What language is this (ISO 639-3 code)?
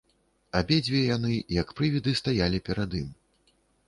bel